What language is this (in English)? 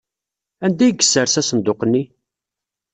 Kabyle